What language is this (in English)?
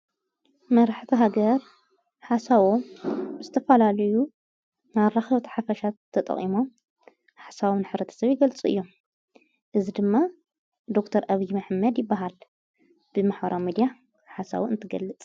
Tigrinya